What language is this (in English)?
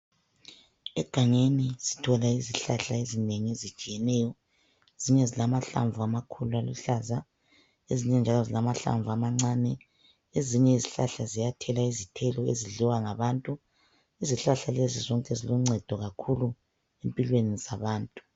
North Ndebele